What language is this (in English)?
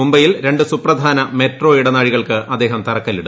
Malayalam